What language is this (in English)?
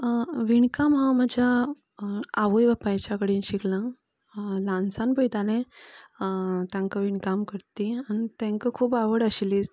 Konkani